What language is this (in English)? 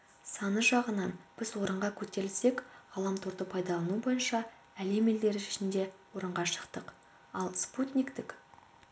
Kazakh